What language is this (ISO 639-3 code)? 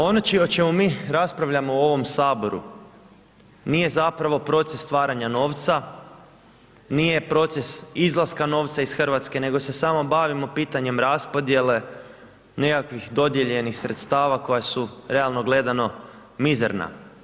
hrv